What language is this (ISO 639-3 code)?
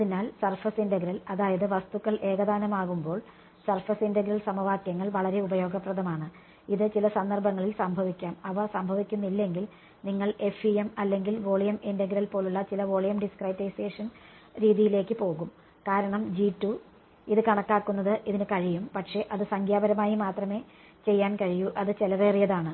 mal